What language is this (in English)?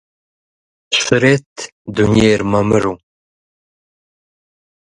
Kabardian